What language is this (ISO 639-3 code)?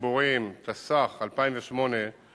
heb